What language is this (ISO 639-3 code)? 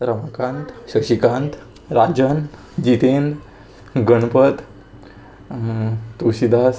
kok